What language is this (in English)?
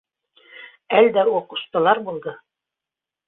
Bashkir